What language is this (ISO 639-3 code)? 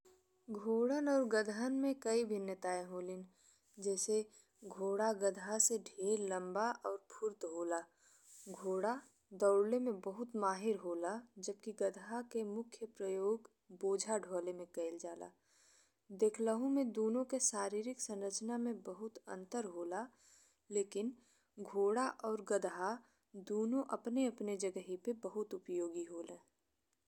bho